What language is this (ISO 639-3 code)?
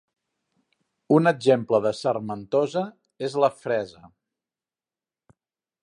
cat